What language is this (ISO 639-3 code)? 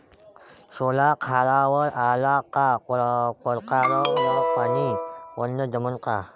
mar